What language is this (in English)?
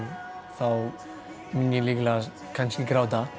Icelandic